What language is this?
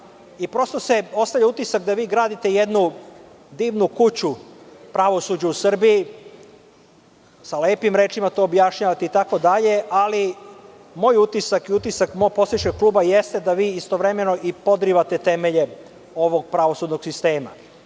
Serbian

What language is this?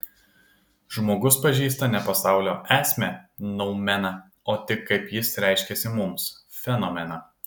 Lithuanian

